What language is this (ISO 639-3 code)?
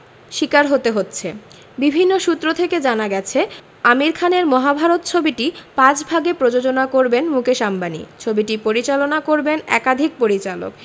ben